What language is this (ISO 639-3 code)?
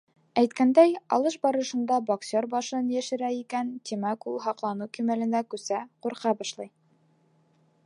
bak